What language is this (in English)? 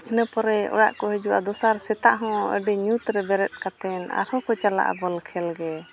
Santali